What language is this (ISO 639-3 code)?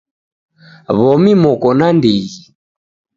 dav